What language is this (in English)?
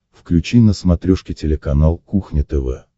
Russian